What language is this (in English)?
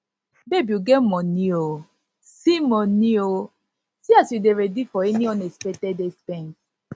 Nigerian Pidgin